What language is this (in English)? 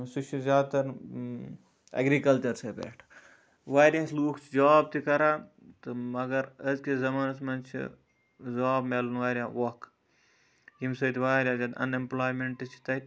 Kashmiri